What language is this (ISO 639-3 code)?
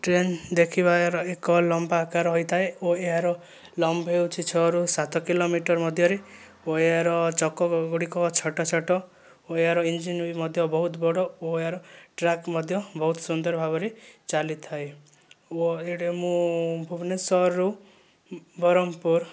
ori